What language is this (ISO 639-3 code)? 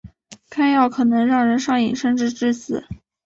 zho